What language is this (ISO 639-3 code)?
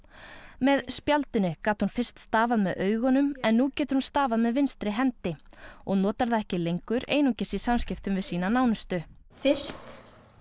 isl